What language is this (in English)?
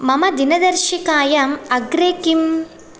Sanskrit